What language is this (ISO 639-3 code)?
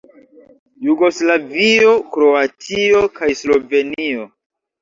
epo